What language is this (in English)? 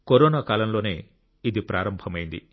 Telugu